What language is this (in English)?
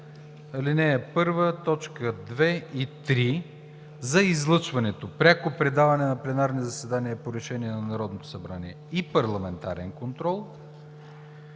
Bulgarian